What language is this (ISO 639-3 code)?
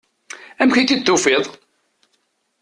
kab